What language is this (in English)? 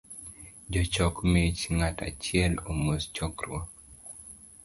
Luo (Kenya and Tanzania)